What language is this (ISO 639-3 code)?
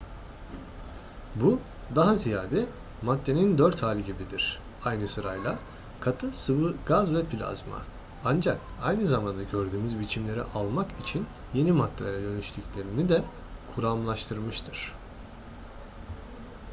tur